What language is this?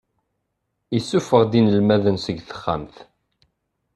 Kabyle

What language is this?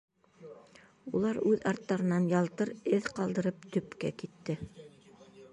Bashkir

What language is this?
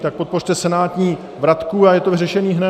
Czech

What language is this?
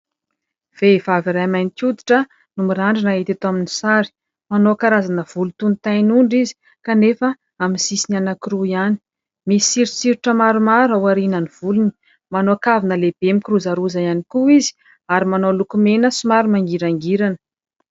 Malagasy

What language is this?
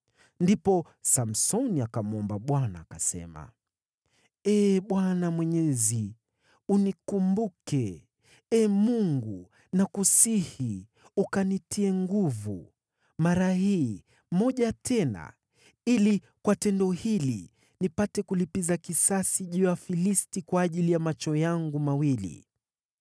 Swahili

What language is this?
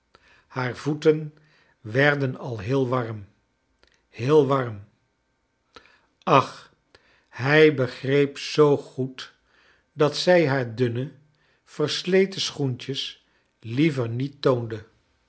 Dutch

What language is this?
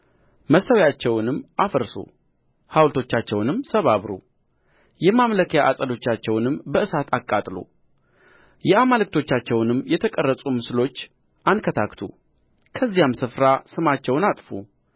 Amharic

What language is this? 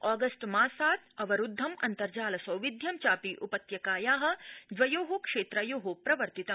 Sanskrit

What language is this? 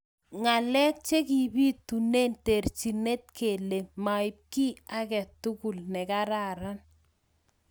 Kalenjin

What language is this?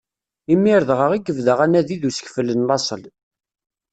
Kabyle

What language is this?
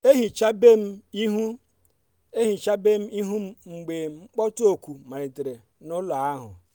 Igbo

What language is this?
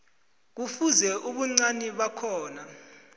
South Ndebele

